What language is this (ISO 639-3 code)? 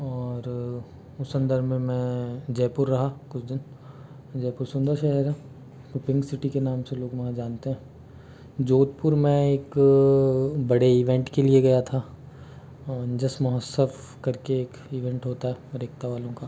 hin